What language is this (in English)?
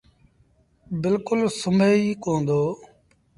Sindhi Bhil